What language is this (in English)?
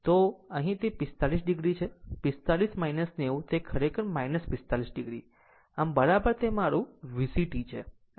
Gujarati